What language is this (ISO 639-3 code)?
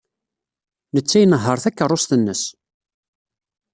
kab